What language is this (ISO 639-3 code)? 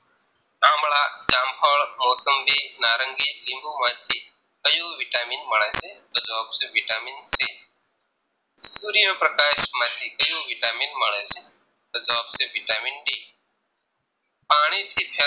guj